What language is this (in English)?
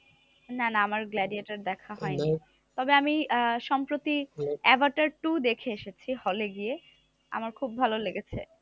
Bangla